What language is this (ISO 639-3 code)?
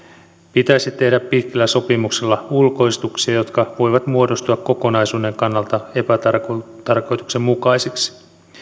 fin